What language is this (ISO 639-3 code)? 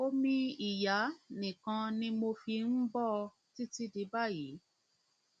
yor